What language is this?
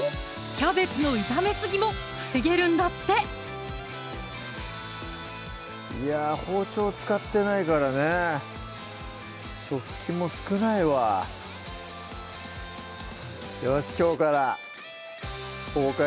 Japanese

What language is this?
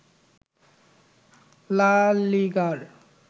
Bangla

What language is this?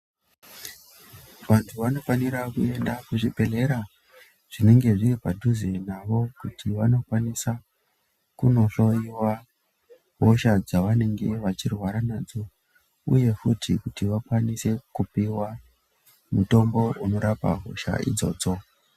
Ndau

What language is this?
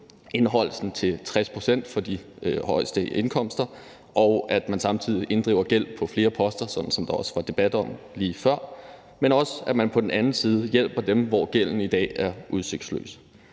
Danish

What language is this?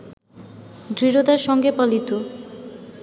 Bangla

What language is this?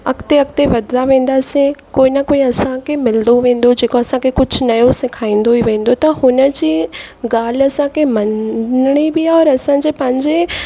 Sindhi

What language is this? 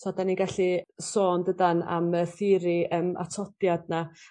Welsh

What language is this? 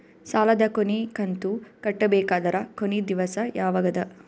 Kannada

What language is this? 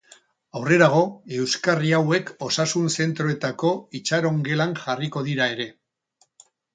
Basque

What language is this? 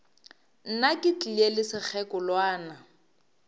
Northern Sotho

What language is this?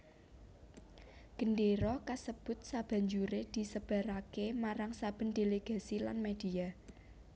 Javanese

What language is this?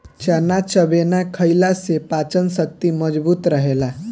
Bhojpuri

